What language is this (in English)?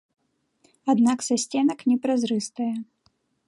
Belarusian